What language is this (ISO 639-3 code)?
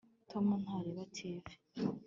kin